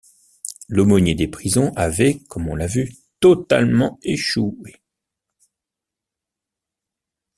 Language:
French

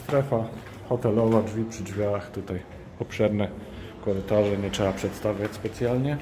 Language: Polish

